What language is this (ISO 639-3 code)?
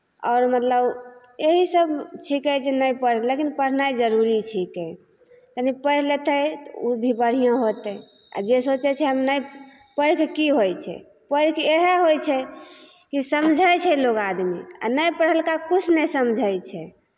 mai